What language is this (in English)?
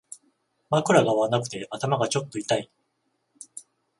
Japanese